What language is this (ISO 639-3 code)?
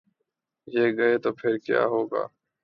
urd